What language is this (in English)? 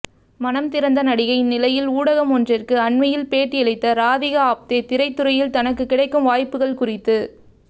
Tamil